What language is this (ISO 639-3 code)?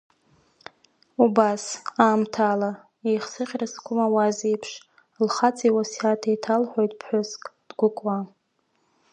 abk